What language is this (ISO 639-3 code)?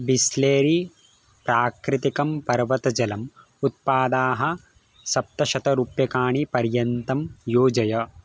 san